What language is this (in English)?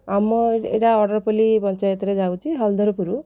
Odia